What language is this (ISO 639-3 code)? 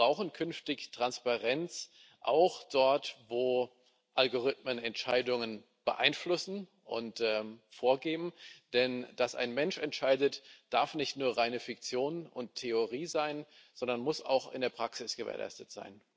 deu